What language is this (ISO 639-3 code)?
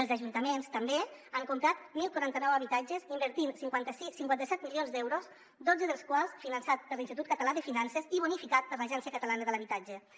cat